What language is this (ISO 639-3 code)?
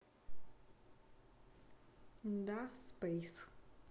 rus